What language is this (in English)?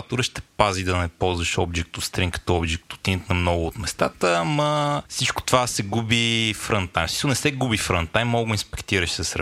Bulgarian